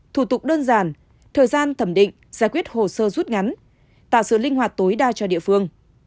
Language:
Vietnamese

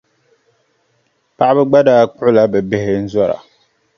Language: Dagbani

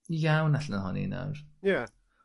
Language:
Welsh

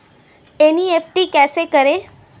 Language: Hindi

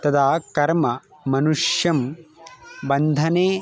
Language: Sanskrit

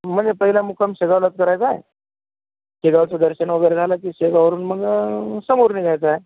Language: Marathi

